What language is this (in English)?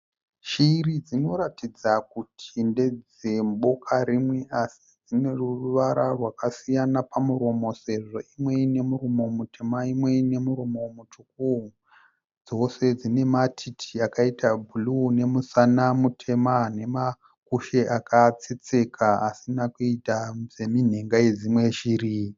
Shona